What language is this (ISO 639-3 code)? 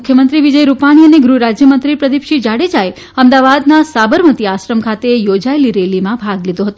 guj